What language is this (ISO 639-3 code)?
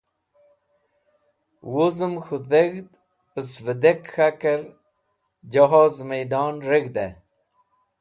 wbl